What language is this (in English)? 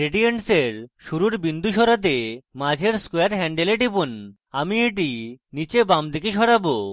Bangla